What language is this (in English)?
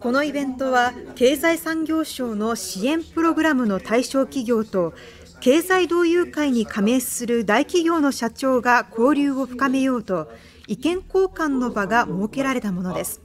Japanese